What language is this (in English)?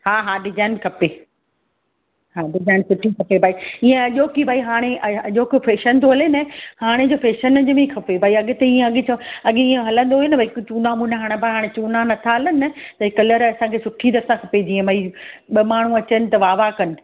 Sindhi